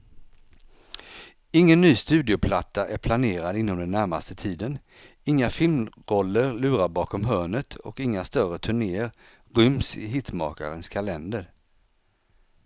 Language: Swedish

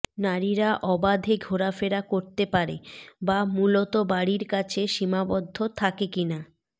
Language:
Bangla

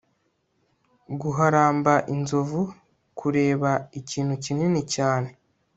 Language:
Kinyarwanda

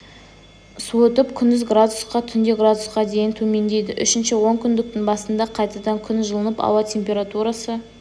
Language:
Kazakh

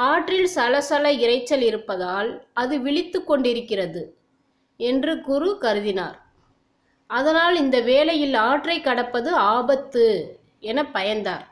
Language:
Tamil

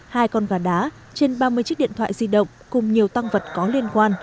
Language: Vietnamese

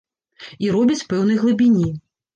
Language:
Belarusian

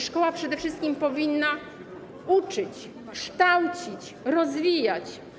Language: Polish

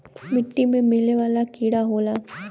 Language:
Bhojpuri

